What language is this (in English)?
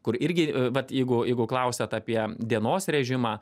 Lithuanian